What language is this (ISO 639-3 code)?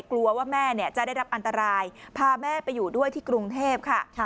tha